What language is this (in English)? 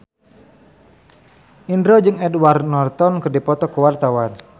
Sundanese